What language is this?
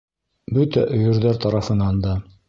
Bashkir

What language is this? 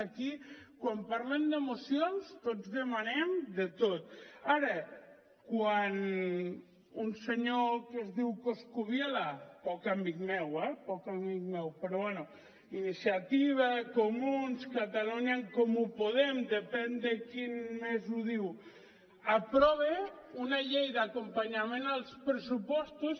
Catalan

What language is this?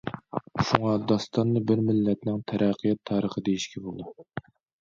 Uyghur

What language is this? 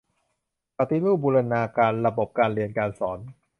Thai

